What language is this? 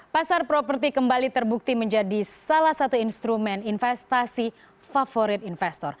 Indonesian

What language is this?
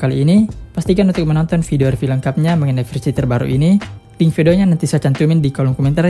Indonesian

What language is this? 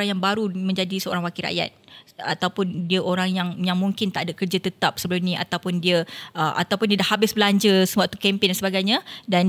Malay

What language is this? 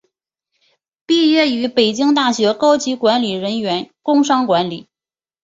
Chinese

